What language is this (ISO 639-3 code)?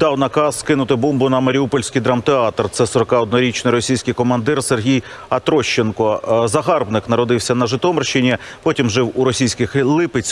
ukr